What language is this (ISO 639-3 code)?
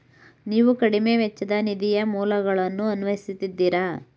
kan